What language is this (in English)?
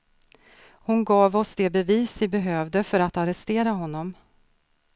Swedish